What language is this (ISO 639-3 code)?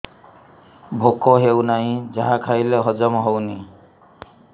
ori